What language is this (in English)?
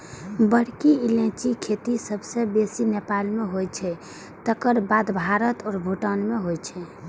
Maithili